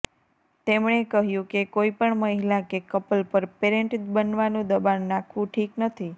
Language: Gujarati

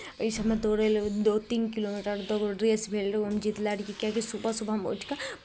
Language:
Maithili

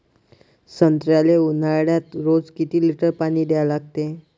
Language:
Marathi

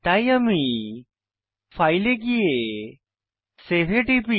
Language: Bangla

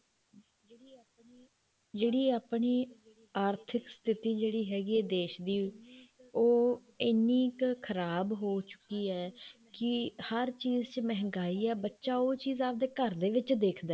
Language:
Punjabi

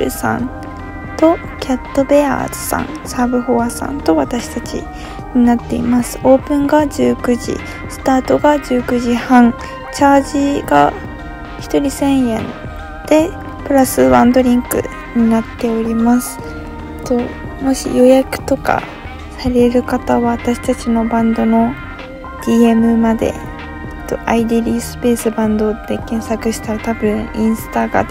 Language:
Japanese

